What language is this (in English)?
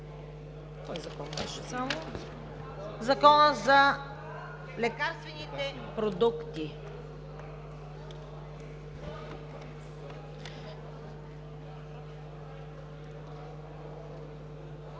Bulgarian